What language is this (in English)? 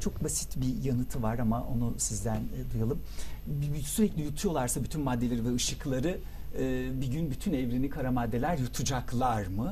Turkish